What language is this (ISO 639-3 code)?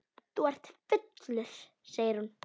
isl